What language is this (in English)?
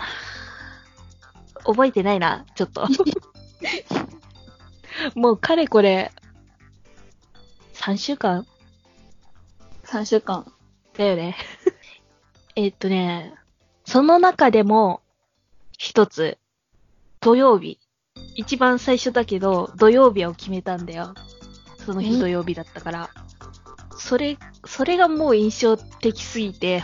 Japanese